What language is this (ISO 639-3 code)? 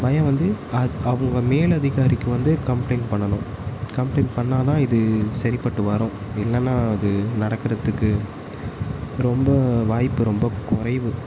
tam